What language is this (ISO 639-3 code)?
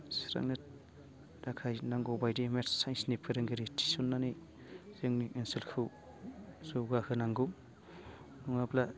brx